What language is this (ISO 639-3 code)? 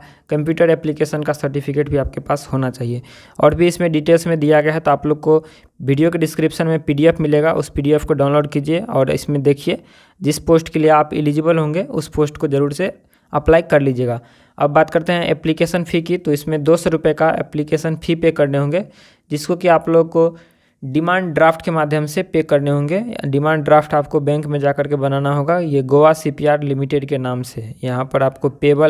hin